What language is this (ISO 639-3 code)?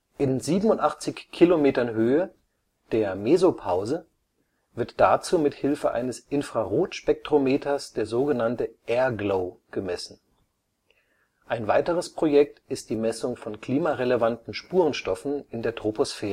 deu